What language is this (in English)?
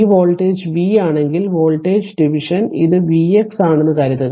Malayalam